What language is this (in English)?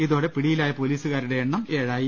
Malayalam